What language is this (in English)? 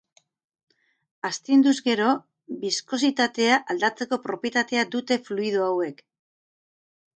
Basque